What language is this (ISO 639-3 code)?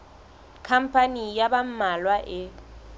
sot